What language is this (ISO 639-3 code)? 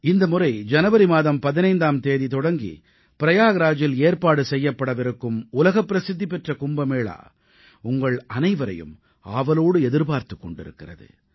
tam